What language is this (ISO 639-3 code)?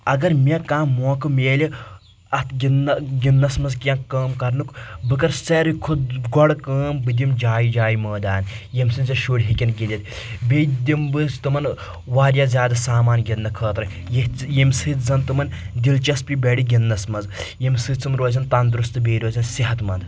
kas